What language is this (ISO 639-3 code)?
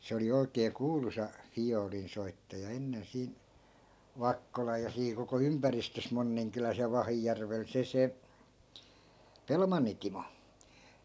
fin